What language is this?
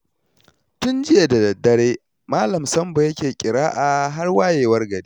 Hausa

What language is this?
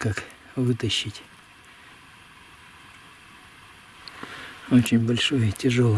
Russian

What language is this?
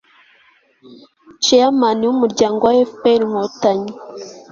Kinyarwanda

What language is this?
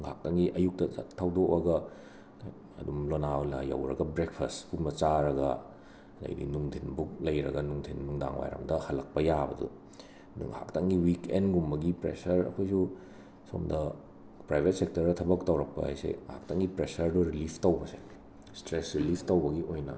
Manipuri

